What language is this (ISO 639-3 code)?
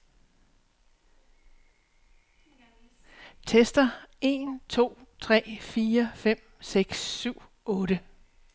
dan